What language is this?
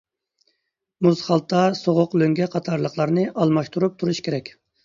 Uyghur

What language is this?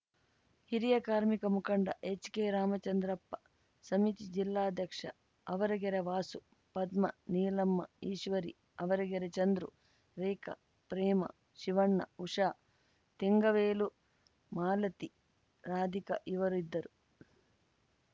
Kannada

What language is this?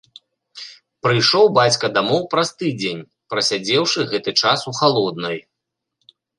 Belarusian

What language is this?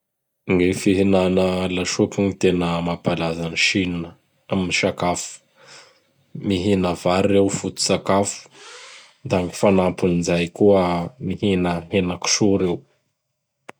Bara Malagasy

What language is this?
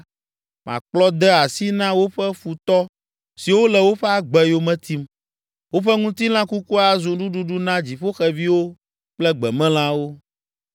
Ewe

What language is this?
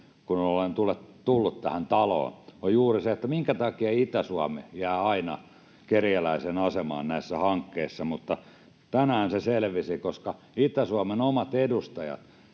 Finnish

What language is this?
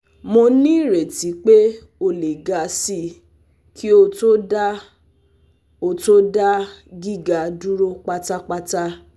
Yoruba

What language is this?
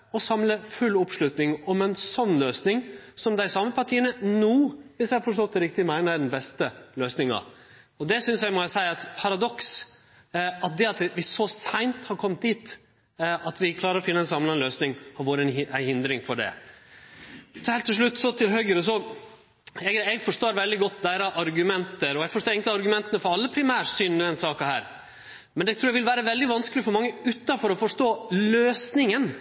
Norwegian Nynorsk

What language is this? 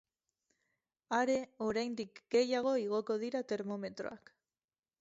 Basque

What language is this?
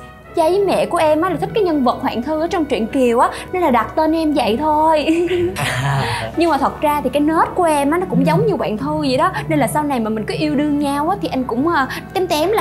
Vietnamese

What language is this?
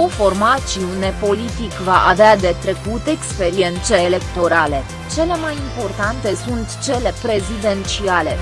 Romanian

